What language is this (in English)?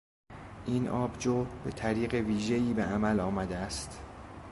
Persian